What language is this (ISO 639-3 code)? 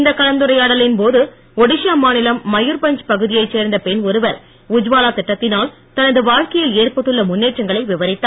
tam